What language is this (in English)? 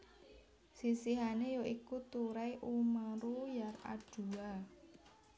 Javanese